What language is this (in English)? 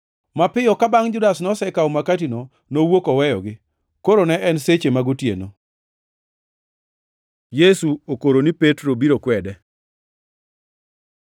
Luo (Kenya and Tanzania)